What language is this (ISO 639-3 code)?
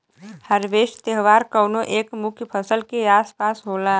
bho